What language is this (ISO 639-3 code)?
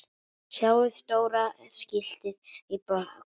isl